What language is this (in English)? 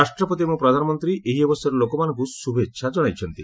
Odia